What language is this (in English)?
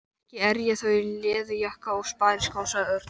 Icelandic